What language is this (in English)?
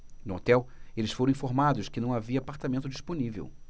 Portuguese